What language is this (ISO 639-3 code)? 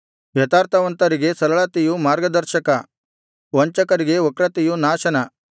kan